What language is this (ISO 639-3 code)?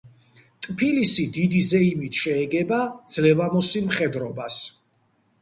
kat